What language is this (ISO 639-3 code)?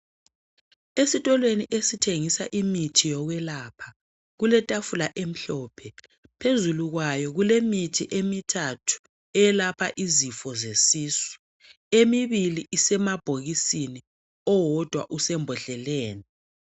nde